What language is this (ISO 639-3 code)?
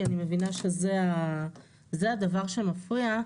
heb